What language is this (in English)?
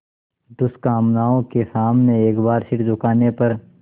Hindi